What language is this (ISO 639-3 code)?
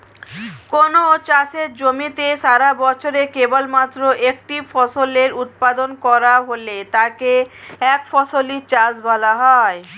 ben